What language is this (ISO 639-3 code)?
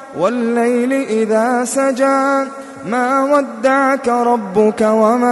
ara